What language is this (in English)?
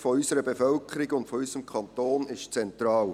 Swiss German